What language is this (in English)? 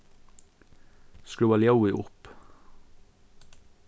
Faroese